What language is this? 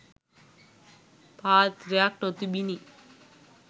Sinhala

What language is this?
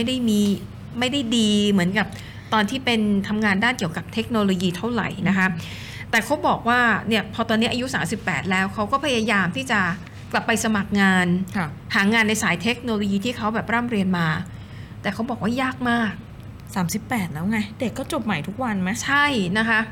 Thai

